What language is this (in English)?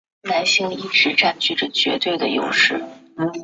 Chinese